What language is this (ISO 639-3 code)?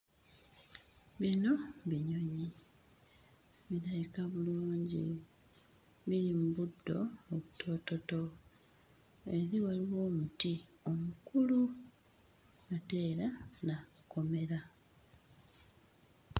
lug